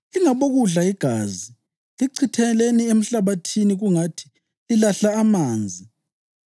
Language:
North Ndebele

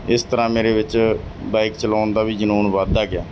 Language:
Punjabi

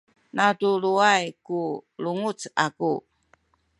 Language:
Sakizaya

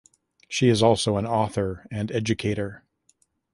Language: English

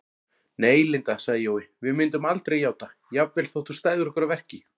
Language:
Icelandic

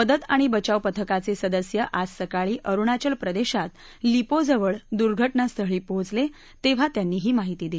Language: Marathi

